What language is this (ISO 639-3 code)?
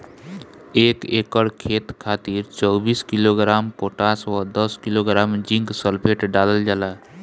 bho